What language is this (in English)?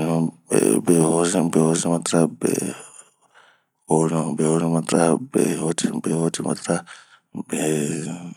Bomu